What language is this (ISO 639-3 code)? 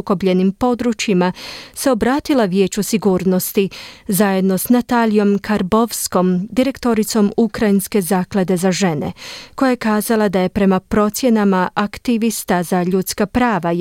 hrv